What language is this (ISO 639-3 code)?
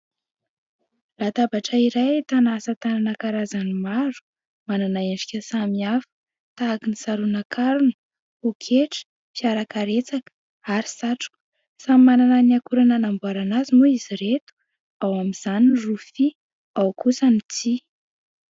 mlg